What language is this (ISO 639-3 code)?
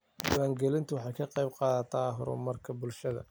som